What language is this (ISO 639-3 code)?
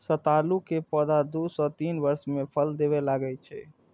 mai